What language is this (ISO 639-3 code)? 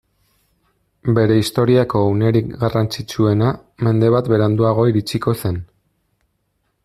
eus